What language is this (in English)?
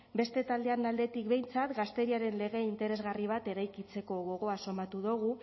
Basque